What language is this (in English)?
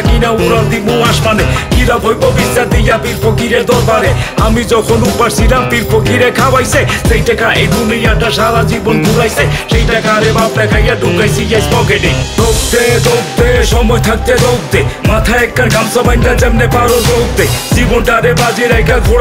Romanian